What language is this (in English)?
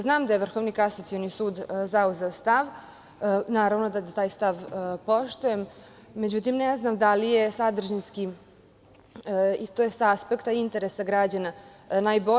Serbian